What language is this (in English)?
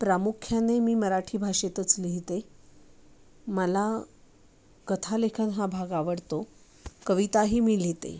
Marathi